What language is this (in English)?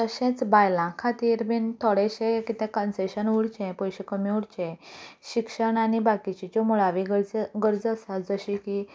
Konkani